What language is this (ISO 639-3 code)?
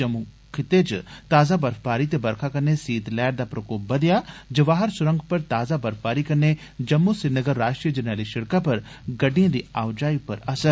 doi